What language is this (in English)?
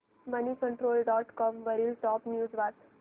Marathi